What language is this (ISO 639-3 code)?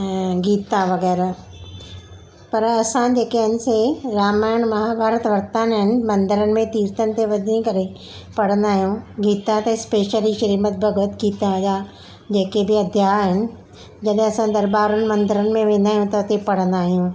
snd